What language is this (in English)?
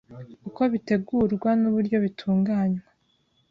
Kinyarwanda